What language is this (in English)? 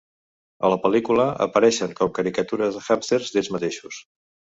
Catalan